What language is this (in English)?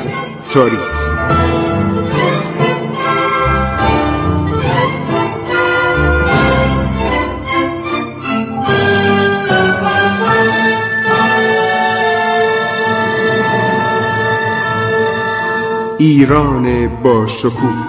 Persian